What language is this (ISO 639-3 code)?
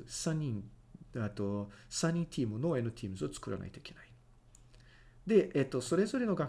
jpn